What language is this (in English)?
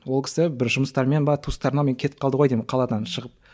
Kazakh